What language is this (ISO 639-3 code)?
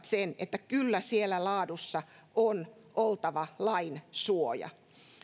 fin